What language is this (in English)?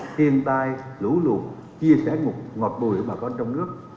Vietnamese